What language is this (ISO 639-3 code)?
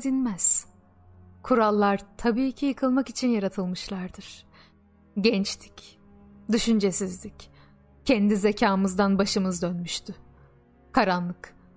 tur